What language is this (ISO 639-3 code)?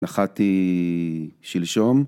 heb